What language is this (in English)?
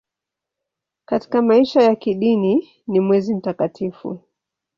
Swahili